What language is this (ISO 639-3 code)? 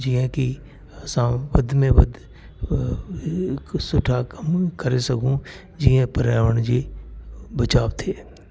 snd